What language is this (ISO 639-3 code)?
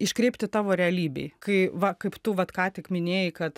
lit